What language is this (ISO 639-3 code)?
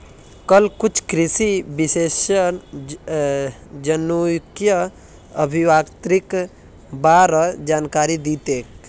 mag